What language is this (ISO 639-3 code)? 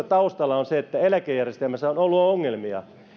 fin